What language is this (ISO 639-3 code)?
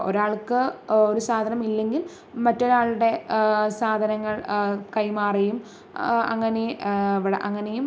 mal